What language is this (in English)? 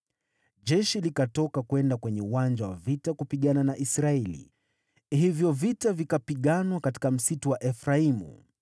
Swahili